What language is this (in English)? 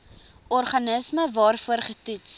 Afrikaans